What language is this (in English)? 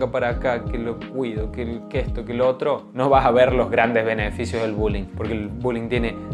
Spanish